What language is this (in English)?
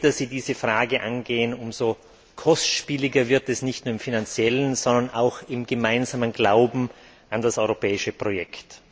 German